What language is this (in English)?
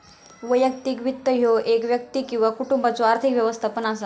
Marathi